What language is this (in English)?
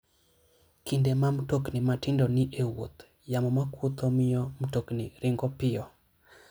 Luo (Kenya and Tanzania)